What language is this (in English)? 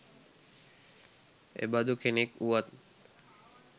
Sinhala